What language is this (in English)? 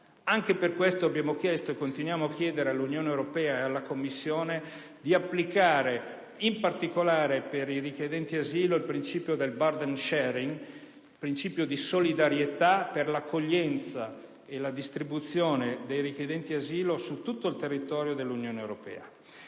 Italian